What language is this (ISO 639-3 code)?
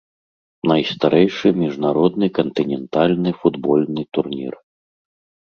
bel